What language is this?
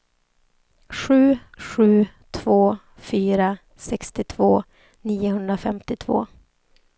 Swedish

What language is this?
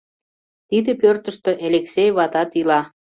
Mari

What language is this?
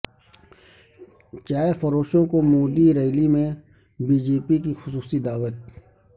Urdu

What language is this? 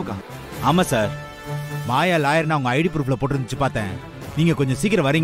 Romanian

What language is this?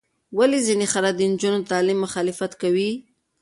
Pashto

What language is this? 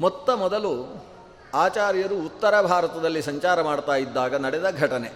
Kannada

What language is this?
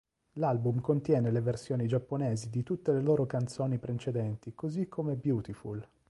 Italian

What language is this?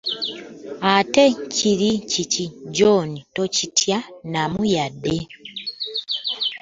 Ganda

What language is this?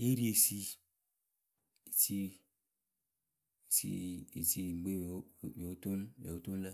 Akebu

